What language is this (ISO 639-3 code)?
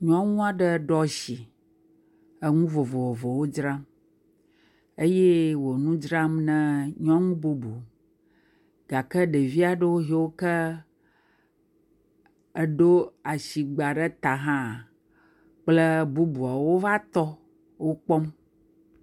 ewe